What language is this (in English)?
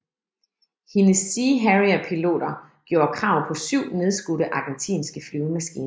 Danish